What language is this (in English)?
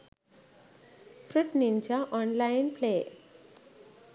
Sinhala